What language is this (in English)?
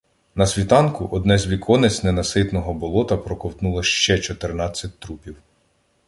Ukrainian